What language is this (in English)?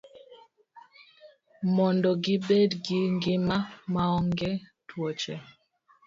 Luo (Kenya and Tanzania)